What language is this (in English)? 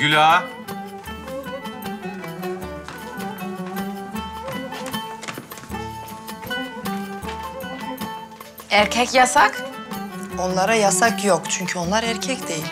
Turkish